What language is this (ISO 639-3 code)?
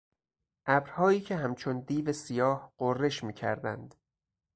fas